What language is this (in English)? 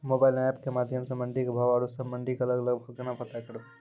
Maithili